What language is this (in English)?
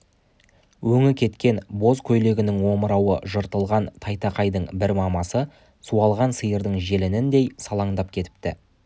Kazakh